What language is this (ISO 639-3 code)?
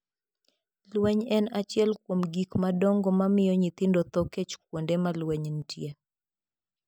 luo